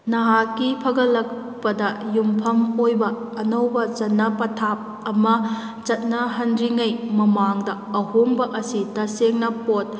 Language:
Manipuri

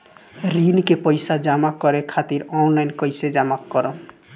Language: Bhojpuri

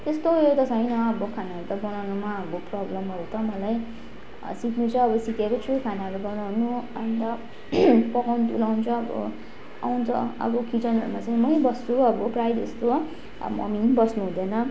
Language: Nepali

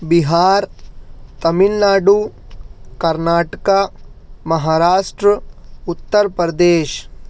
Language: Urdu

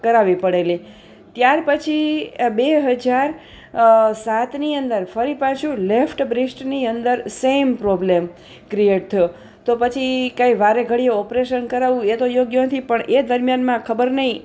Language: Gujarati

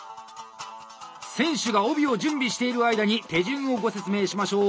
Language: Japanese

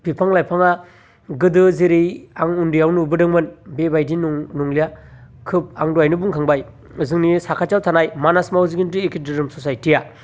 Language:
Bodo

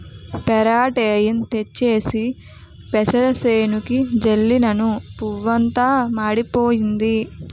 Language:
Telugu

